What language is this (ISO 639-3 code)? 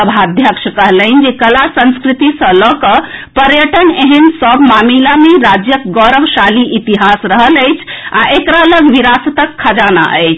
mai